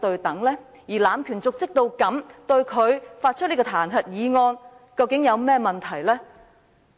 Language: Cantonese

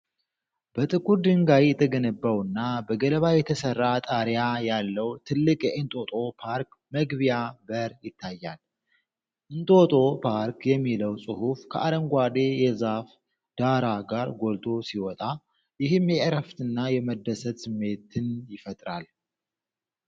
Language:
Amharic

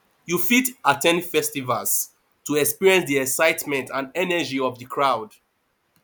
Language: Nigerian Pidgin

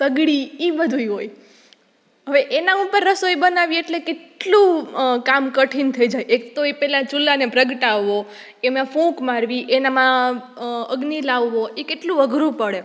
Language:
Gujarati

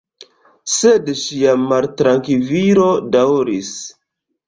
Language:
Esperanto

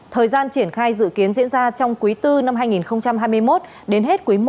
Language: Vietnamese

